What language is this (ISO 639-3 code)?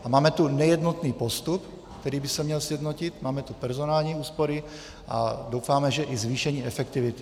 ces